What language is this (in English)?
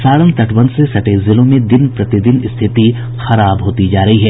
Hindi